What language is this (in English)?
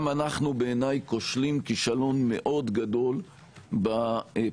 Hebrew